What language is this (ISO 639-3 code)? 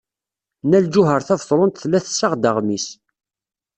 kab